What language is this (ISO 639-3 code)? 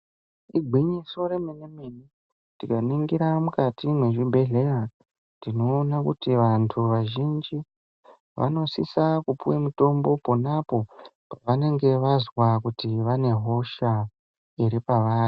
ndc